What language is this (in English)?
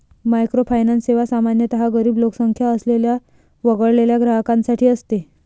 Marathi